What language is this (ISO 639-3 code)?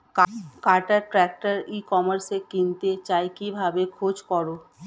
ben